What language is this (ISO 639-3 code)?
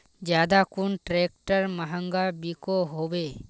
mag